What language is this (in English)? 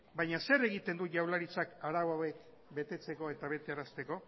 Basque